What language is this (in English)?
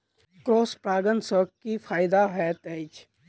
Maithili